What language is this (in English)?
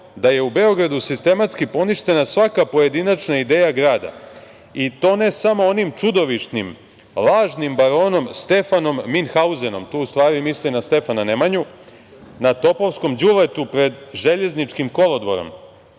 Serbian